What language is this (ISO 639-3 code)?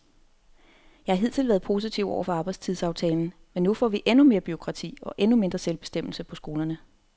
dan